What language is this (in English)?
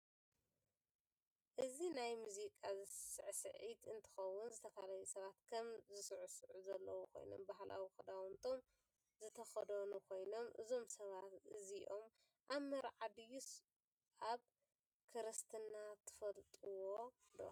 Tigrinya